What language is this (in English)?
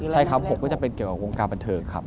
Thai